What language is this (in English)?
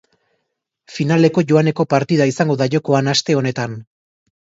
Basque